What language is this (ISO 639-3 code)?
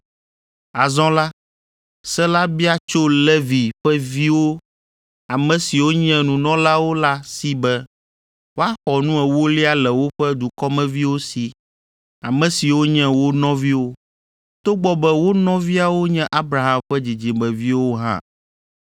ewe